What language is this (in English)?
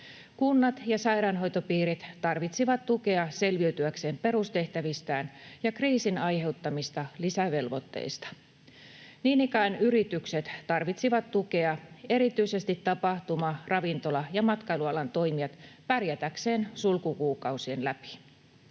Finnish